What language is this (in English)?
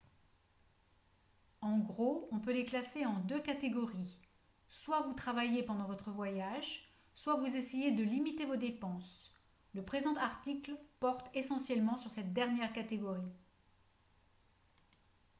French